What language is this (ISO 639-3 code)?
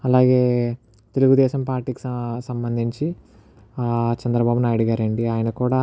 tel